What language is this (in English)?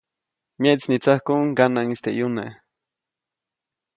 Copainalá Zoque